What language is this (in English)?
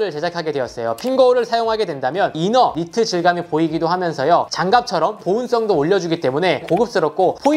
Korean